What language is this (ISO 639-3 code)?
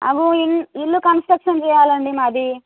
tel